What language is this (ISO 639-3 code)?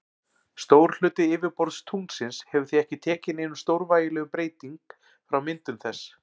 isl